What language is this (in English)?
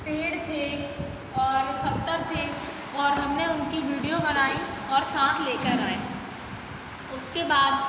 Hindi